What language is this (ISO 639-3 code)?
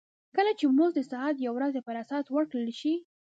pus